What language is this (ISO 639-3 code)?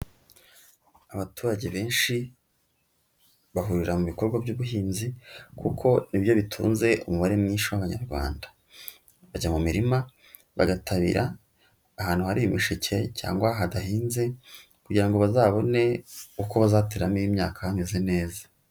kin